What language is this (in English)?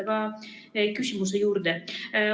Estonian